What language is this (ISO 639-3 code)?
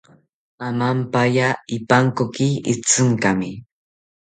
cpy